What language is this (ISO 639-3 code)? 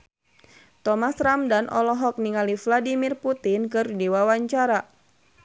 sun